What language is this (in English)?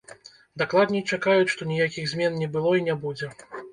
Belarusian